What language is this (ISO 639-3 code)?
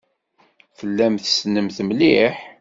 kab